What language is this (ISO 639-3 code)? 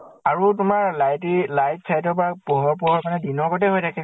asm